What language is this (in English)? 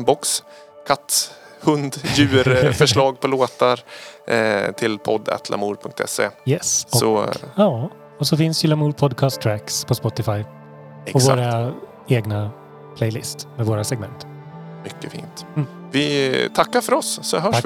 Swedish